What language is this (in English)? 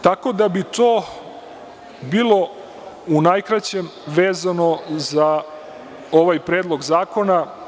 Serbian